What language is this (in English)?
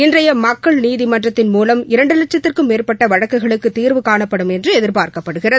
Tamil